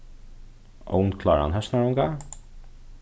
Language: Faroese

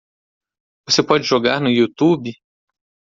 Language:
Portuguese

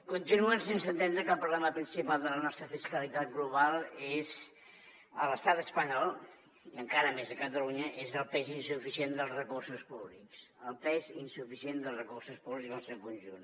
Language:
Catalan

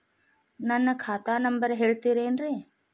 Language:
Kannada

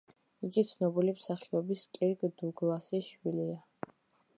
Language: Georgian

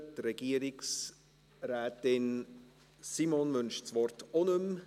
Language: Swiss German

